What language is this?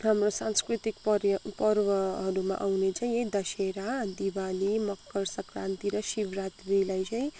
Nepali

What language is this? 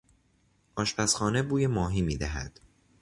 Persian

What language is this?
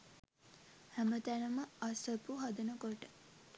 Sinhala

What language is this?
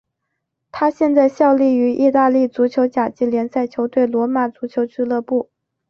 Chinese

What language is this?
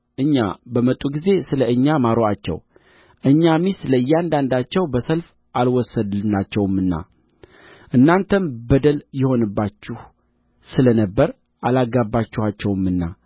Amharic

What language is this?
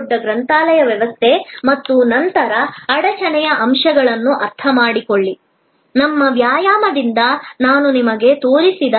Kannada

